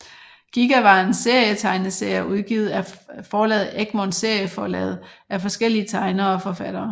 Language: Danish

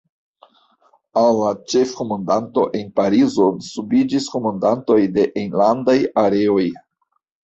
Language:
Esperanto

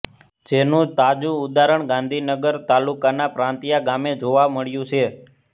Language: Gujarati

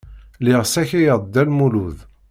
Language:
Kabyle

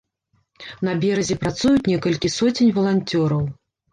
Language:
Belarusian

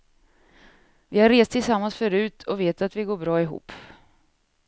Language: Swedish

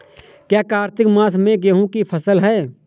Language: Hindi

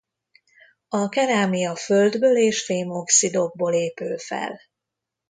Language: Hungarian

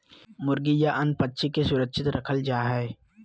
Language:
Magahi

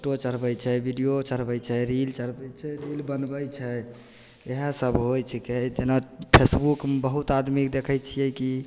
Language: Maithili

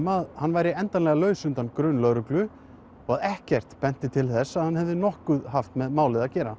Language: Icelandic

